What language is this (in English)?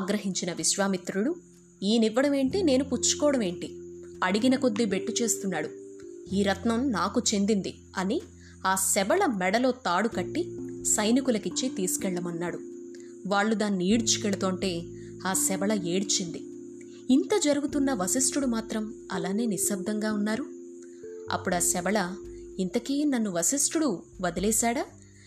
Telugu